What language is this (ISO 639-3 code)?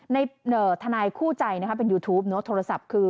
tha